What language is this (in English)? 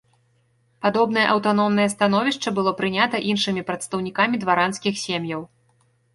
Belarusian